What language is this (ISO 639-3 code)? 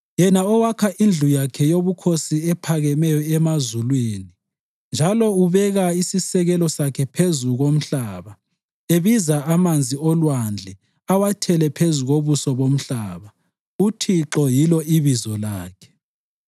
nde